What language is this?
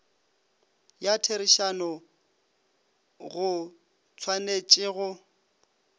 Northern Sotho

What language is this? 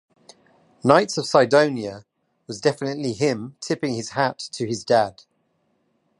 English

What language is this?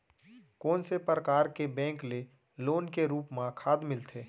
Chhattisgarhi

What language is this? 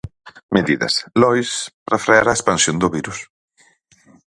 Galician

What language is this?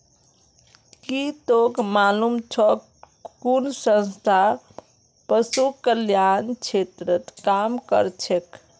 Magahi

